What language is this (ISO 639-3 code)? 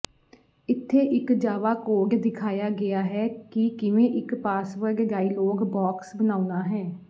pan